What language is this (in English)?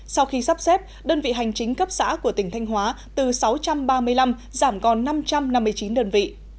Vietnamese